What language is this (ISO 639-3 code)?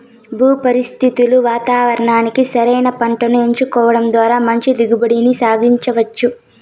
tel